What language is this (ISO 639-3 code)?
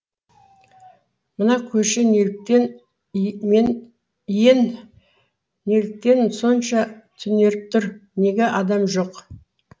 kaz